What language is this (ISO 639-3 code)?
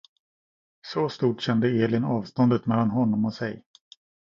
swe